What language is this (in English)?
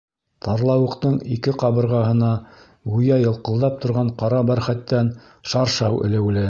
Bashkir